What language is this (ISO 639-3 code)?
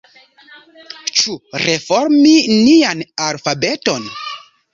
epo